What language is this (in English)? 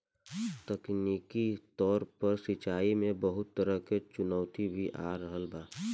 Bhojpuri